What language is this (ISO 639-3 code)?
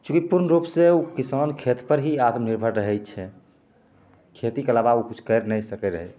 mai